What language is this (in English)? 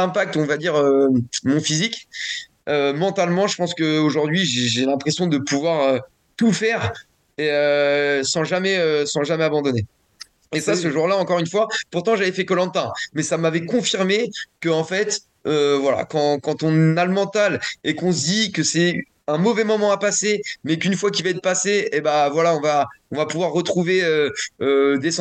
French